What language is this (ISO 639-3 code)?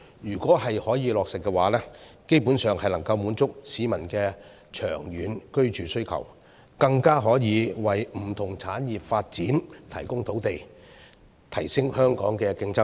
yue